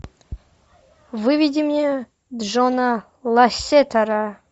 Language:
Russian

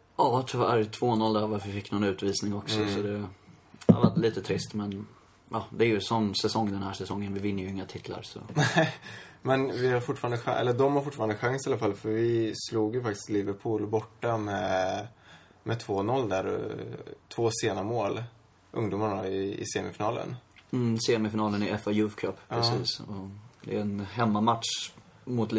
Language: Swedish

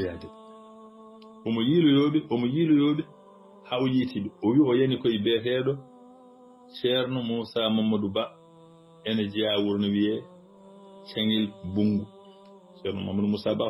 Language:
Arabic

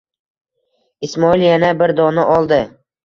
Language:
Uzbek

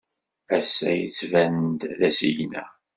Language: Kabyle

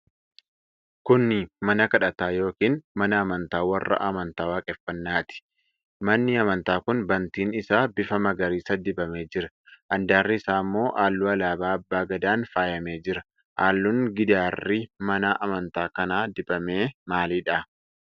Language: Oromo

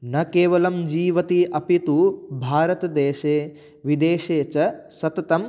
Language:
Sanskrit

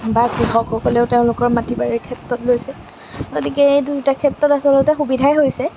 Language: Assamese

